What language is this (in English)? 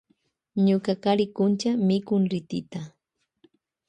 Loja Highland Quichua